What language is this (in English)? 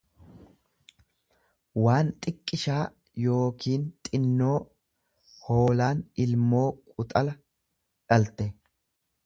Oromo